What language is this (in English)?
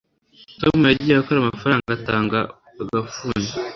Kinyarwanda